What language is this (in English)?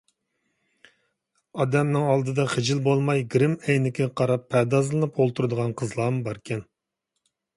Uyghur